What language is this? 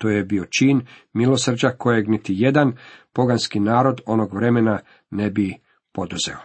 Croatian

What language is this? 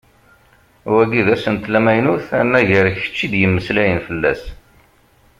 Kabyle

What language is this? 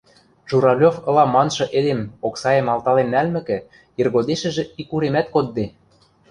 Western Mari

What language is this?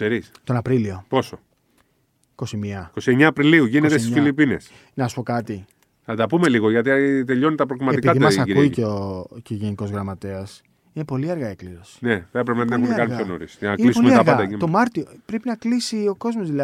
Greek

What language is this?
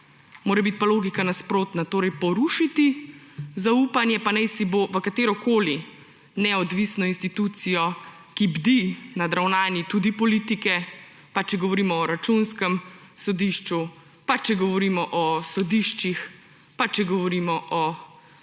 Slovenian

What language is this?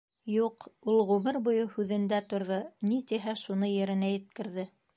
Bashkir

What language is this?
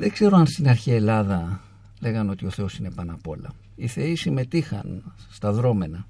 Greek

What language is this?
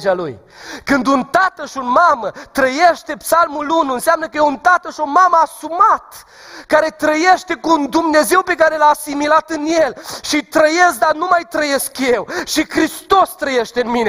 Romanian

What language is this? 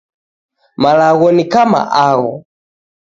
Taita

